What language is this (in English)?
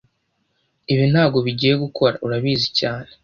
Kinyarwanda